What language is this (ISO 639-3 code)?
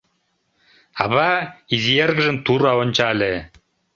chm